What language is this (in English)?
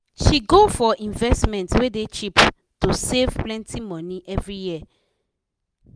Nigerian Pidgin